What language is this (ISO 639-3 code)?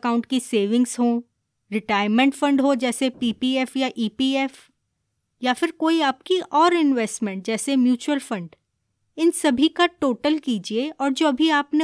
hin